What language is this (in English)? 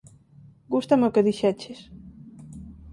Galician